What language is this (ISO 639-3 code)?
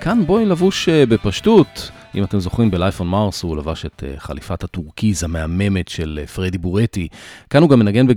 heb